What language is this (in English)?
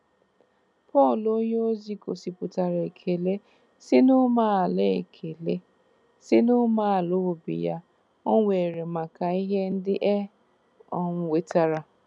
Igbo